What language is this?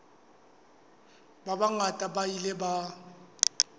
Southern Sotho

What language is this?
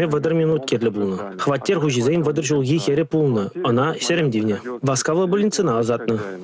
Russian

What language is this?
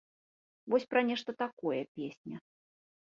Belarusian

